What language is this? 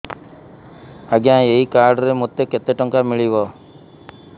Odia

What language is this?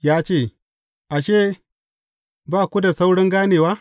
Hausa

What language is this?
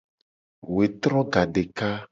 Gen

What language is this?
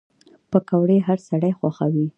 Pashto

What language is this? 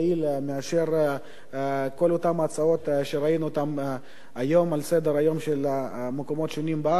Hebrew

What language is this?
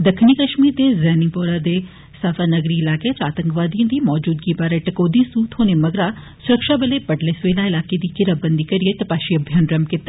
Dogri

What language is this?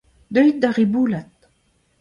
Breton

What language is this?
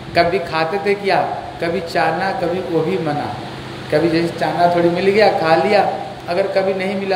Hindi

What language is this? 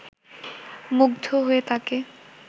Bangla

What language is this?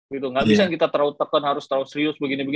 Indonesian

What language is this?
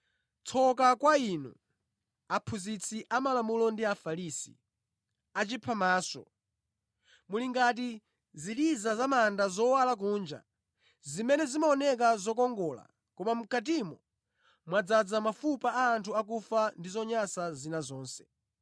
Nyanja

